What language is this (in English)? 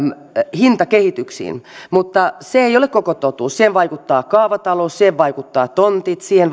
Finnish